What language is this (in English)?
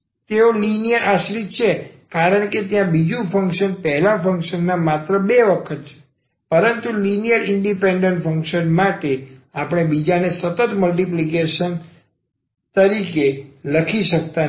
Gujarati